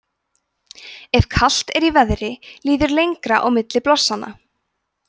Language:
Icelandic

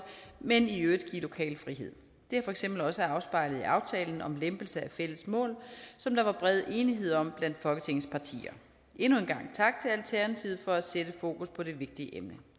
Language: Danish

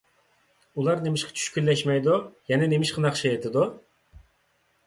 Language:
Uyghur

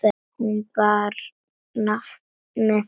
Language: Icelandic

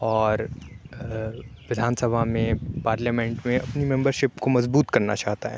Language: Urdu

